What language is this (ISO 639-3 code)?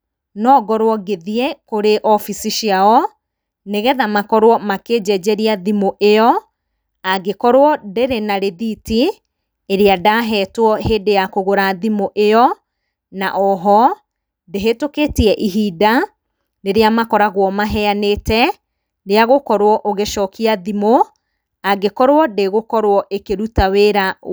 kik